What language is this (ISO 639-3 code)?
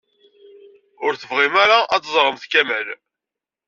kab